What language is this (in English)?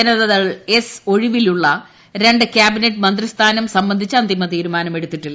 Malayalam